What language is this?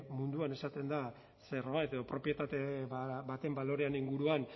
Basque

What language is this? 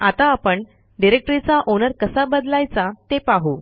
Marathi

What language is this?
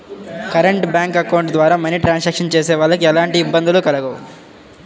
Telugu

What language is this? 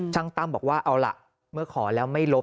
Thai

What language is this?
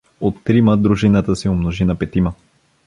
Bulgarian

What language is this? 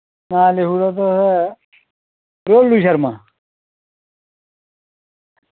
Dogri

